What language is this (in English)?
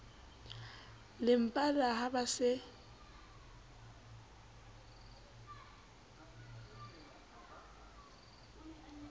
Southern Sotho